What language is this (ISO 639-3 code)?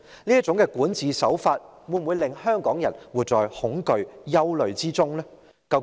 yue